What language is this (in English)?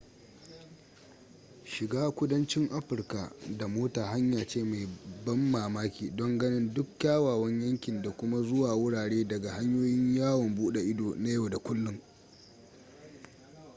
Hausa